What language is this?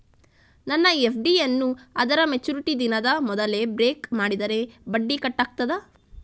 Kannada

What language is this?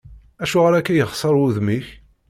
Kabyle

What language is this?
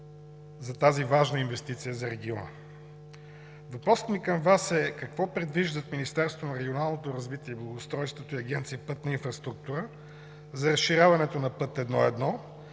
Bulgarian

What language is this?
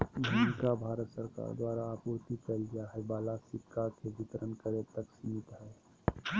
Magahi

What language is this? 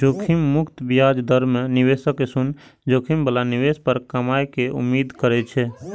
Maithili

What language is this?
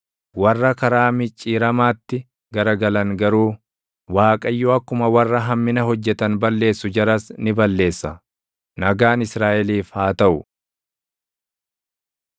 Oromo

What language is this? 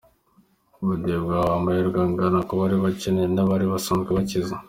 Kinyarwanda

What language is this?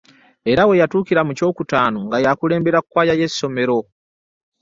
Ganda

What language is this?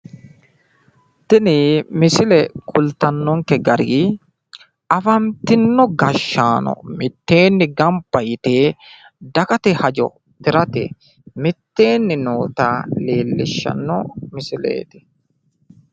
Sidamo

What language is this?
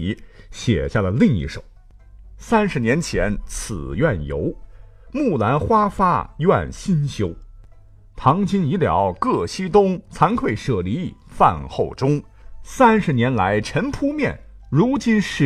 Chinese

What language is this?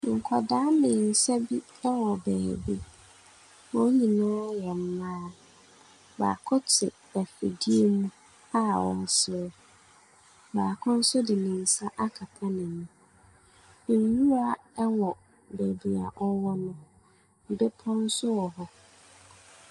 Akan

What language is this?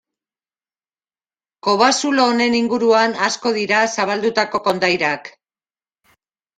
Basque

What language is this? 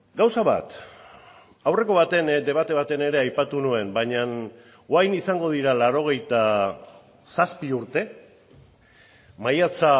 Basque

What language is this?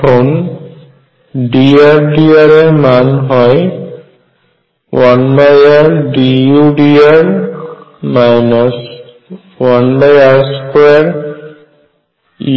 Bangla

